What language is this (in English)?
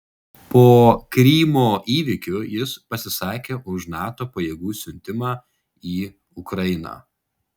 Lithuanian